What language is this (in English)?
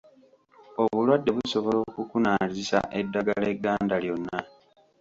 Ganda